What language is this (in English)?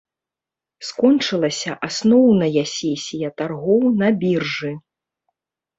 Belarusian